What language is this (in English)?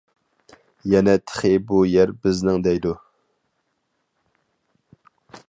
Uyghur